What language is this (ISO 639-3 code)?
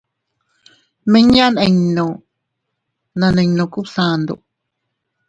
cut